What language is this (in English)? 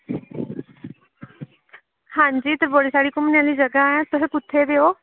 Dogri